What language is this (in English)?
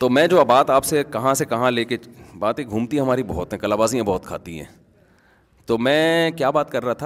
Urdu